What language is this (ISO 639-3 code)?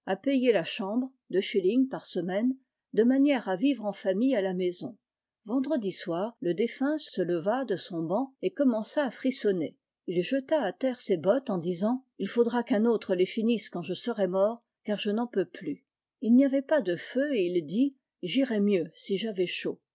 fra